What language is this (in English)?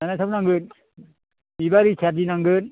Bodo